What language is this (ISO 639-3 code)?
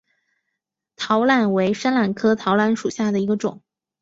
zho